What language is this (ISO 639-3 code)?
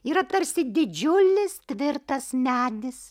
lit